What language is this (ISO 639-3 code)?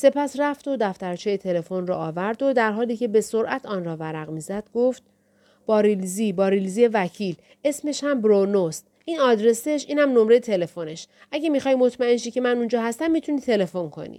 fas